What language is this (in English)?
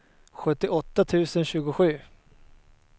Swedish